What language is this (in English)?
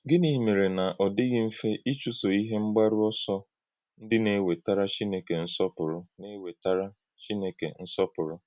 Igbo